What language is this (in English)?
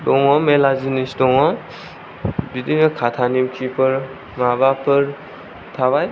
Bodo